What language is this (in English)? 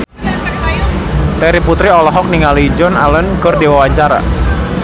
Sundanese